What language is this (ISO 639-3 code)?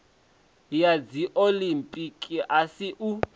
ven